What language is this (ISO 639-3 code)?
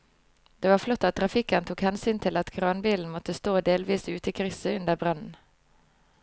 nor